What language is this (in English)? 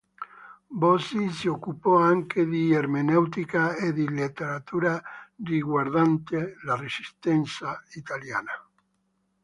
Italian